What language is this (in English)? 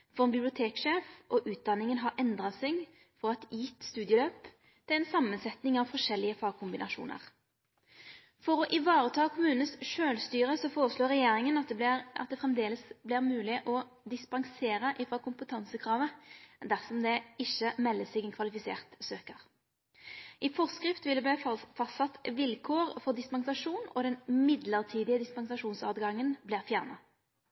Norwegian Nynorsk